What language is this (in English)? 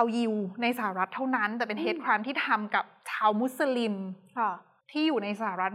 Thai